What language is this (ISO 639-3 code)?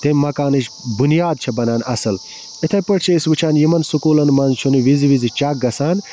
kas